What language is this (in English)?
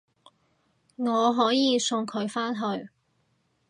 Cantonese